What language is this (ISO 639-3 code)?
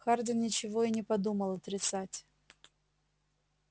rus